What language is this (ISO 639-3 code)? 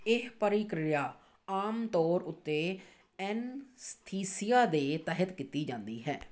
pan